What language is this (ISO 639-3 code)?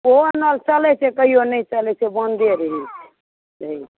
mai